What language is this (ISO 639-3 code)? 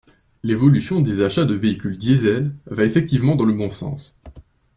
fra